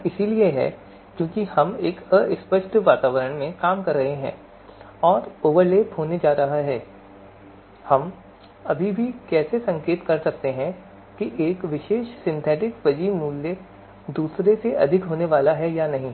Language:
Hindi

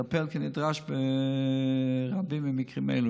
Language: Hebrew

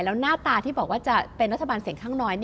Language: Thai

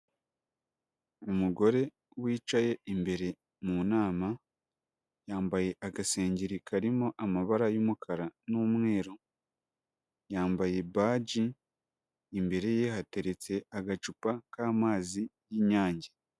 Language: Kinyarwanda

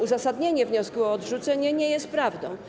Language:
Polish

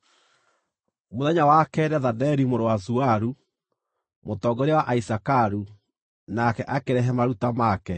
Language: Kikuyu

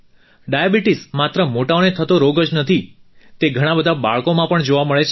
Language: Gujarati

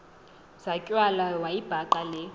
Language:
Xhosa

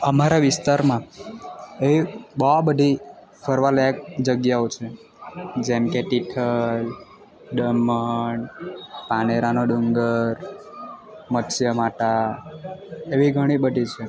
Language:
Gujarati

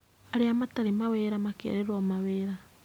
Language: Kikuyu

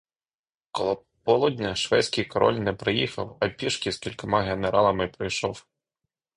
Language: Ukrainian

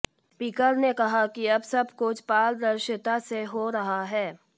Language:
Hindi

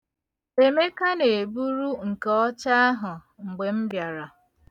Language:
Igbo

